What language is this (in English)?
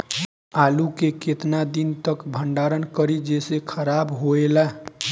Bhojpuri